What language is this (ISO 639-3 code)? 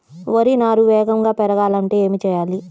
tel